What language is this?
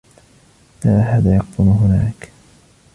Arabic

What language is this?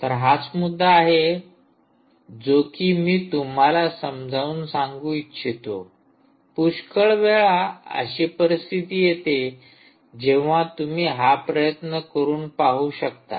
Marathi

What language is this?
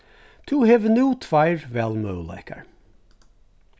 Faroese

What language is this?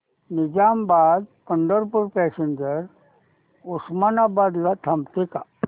Marathi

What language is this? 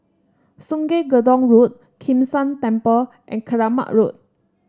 English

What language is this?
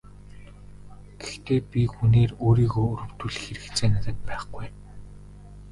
Mongolian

